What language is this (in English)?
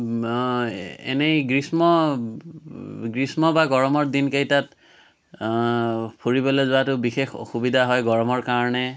Assamese